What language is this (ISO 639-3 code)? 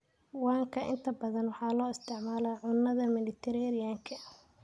som